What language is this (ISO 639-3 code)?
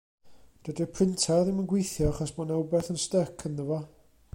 cym